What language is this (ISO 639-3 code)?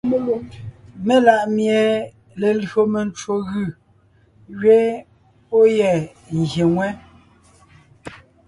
nnh